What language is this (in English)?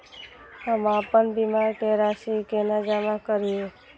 Maithili